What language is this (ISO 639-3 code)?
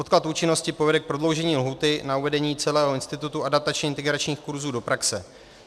ces